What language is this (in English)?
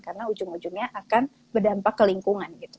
Indonesian